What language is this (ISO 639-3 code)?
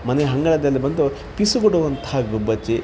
kan